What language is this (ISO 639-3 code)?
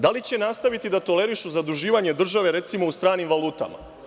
srp